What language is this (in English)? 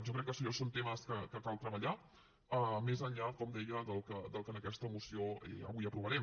Catalan